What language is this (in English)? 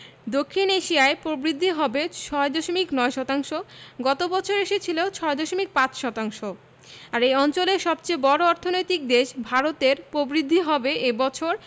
Bangla